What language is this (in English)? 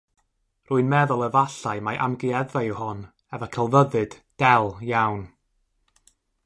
Welsh